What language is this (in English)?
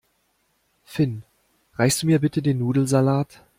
German